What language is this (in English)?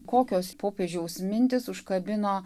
Lithuanian